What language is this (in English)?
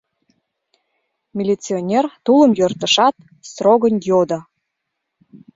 Mari